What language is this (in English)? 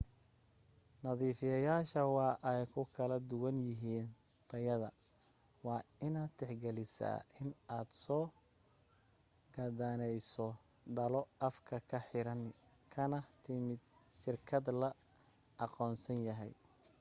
Somali